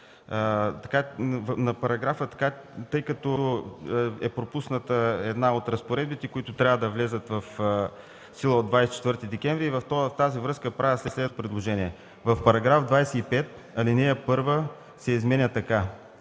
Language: Bulgarian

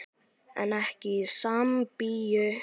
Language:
Icelandic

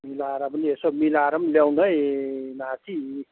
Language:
Nepali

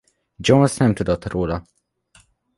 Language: Hungarian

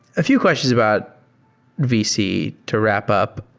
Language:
English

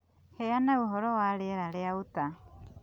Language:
Kikuyu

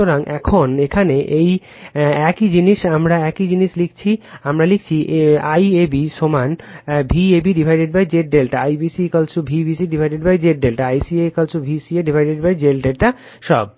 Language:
Bangla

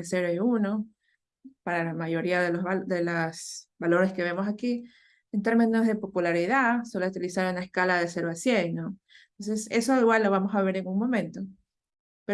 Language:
Spanish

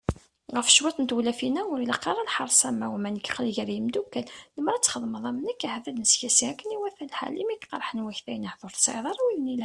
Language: Kabyle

